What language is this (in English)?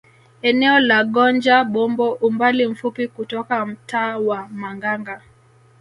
Swahili